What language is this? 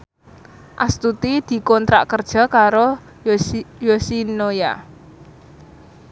Javanese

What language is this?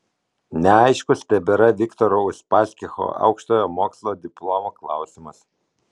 Lithuanian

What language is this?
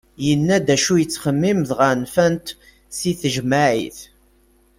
Kabyle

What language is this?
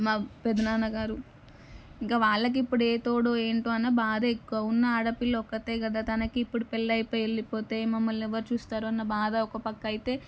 Telugu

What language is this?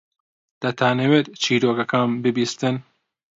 Central Kurdish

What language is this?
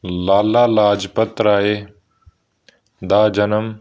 Punjabi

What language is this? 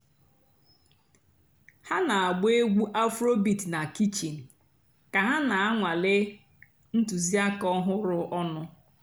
Igbo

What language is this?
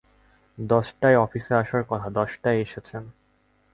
Bangla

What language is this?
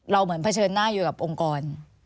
Thai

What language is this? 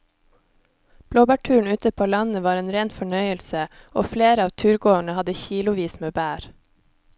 Norwegian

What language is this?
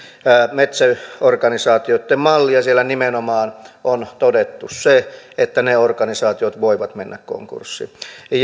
Finnish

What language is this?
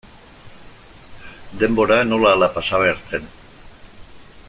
Basque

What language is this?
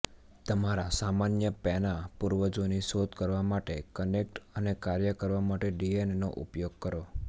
Gujarati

